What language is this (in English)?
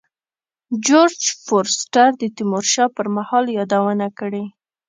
Pashto